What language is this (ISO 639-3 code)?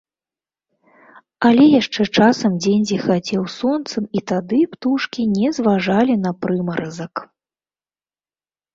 bel